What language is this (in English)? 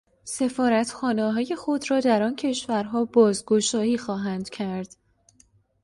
Persian